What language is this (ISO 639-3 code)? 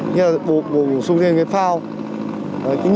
vie